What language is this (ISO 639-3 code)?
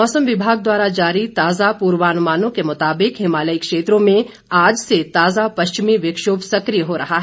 hin